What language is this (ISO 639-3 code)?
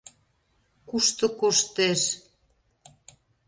chm